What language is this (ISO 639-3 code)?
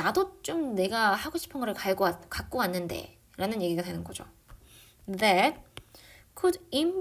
kor